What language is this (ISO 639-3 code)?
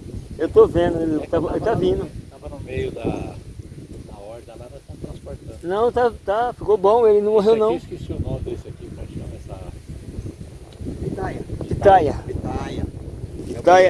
por